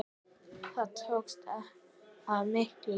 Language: Icelandic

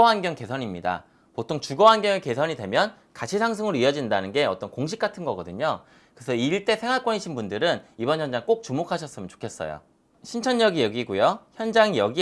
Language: Korean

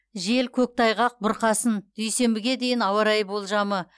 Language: Kazakh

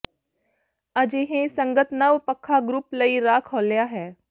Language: Punjabi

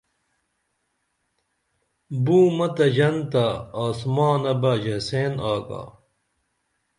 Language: Dameli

